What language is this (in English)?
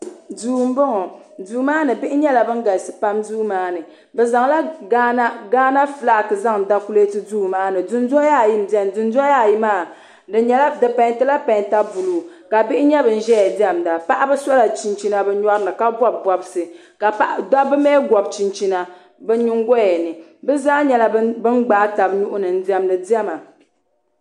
Dagbani